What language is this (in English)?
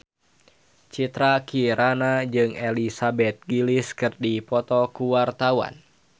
Sundanese